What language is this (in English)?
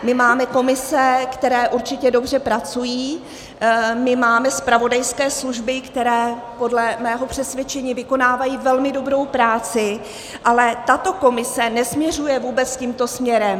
Czech